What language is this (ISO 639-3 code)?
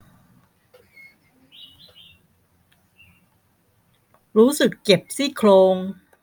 tha